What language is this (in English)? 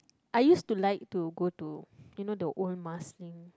English